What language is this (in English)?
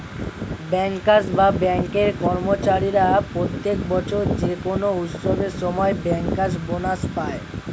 Bangla